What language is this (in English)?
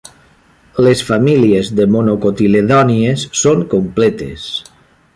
Catalan